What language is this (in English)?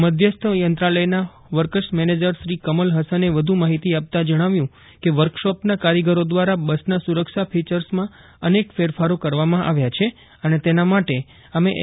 Gujarati